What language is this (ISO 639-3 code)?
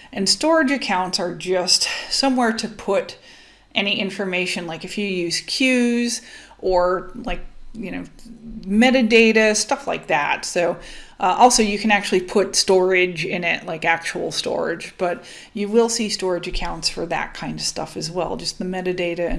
eng